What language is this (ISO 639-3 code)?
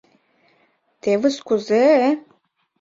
chm